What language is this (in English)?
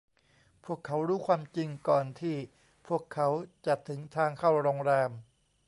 Thai